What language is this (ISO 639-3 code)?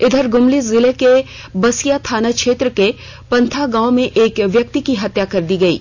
hin